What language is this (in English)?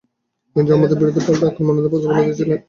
Bangla